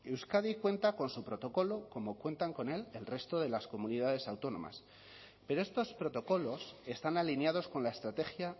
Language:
Spanish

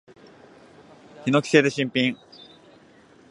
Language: Japanese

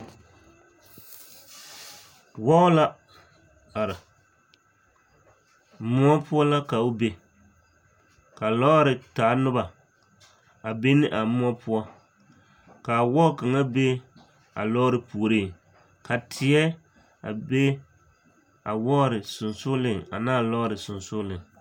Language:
Southern Dagaare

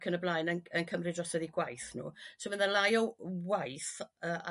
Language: Welsh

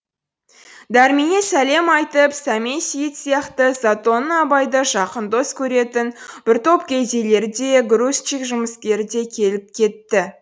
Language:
Kazakh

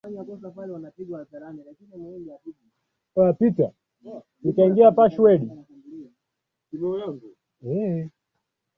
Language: Swahili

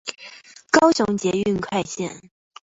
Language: Chinese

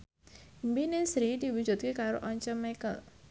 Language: Javanese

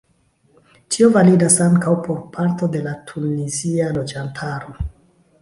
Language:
Esperanto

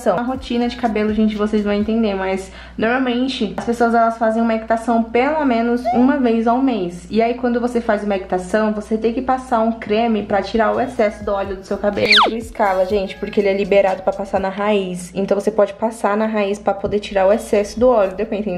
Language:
Portuguese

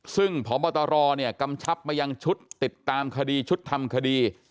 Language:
Thai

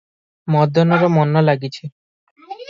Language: Odia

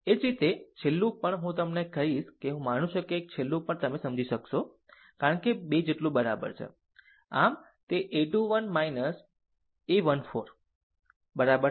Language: Gujarati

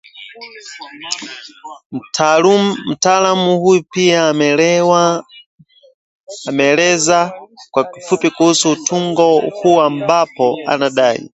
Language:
Swahili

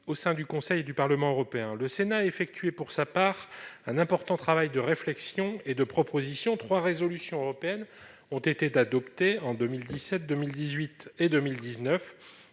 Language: French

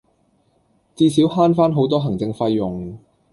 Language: Cantonese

